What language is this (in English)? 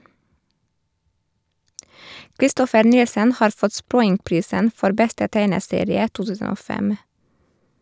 Norwegian